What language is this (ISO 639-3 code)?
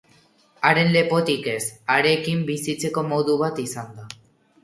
eus